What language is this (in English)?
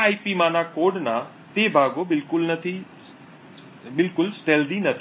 Gujarati